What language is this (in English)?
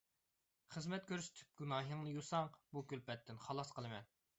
Uyghur